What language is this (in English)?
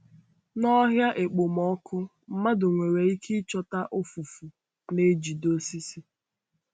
Igbo